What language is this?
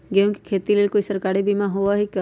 Magahi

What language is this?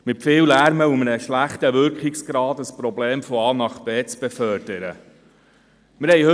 Swiss German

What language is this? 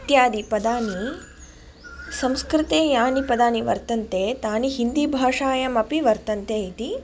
Sanskrit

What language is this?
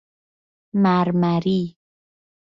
Persian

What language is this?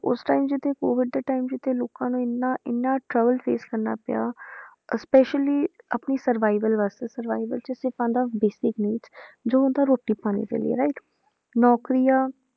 Punjabi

